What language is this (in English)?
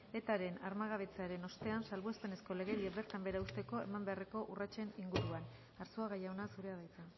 Basque